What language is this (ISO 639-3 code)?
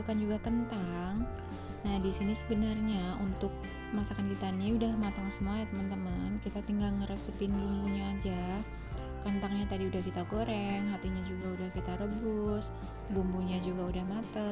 ind